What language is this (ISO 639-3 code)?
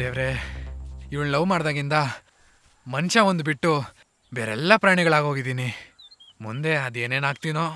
kan